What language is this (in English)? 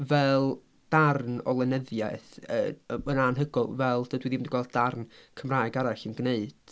Welsh